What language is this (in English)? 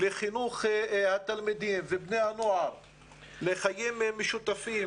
Hebrew